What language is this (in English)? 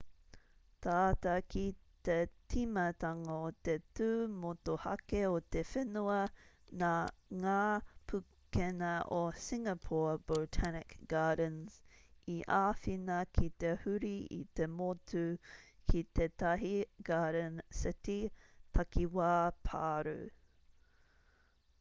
Māori